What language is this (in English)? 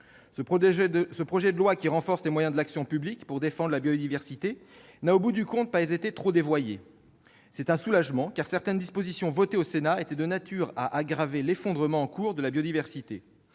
French